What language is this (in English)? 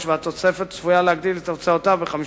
Hebrew